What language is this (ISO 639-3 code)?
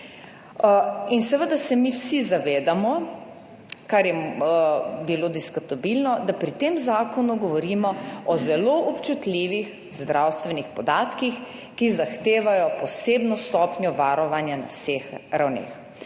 slv